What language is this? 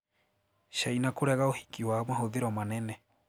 Kikuyu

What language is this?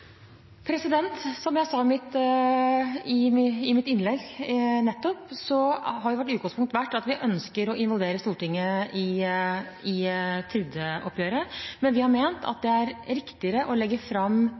Norwegian Bokmål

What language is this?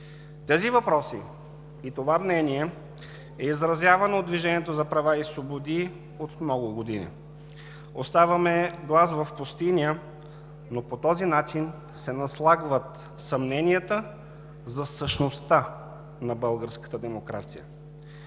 Bulgarian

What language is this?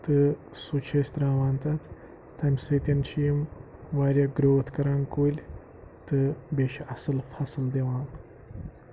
Kashmiri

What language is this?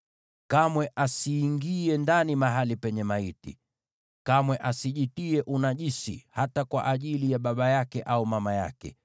Swahili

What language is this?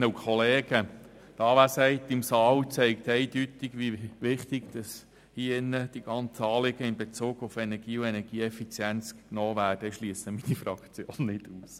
Swiss German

